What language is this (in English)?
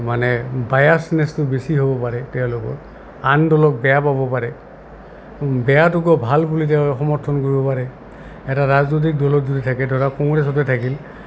Assamese